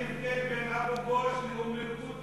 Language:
Hebrew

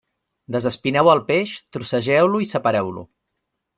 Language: Catalan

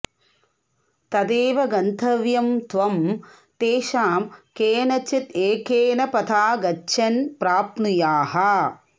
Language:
Sanskrit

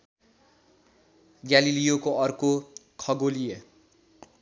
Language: Nepali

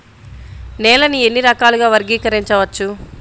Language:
Telugu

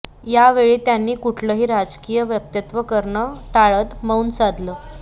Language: Marathi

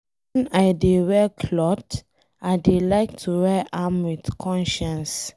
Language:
Nigerian Pidgin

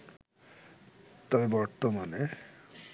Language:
Bangla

